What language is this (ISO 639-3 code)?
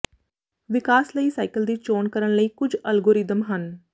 pan